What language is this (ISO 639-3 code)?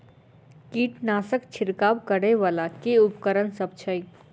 mai